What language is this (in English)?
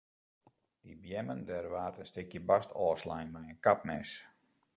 Western Frisian